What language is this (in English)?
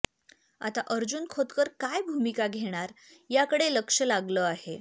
Marathi